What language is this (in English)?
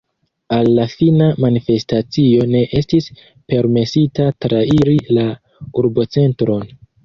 Esperanto